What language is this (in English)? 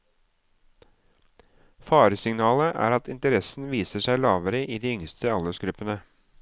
Norwegian